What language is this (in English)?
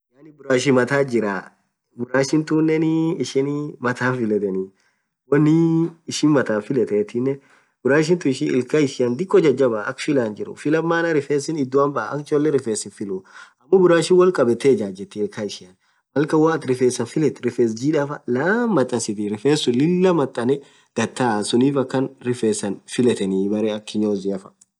Orma